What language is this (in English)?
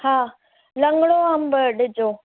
Sindhi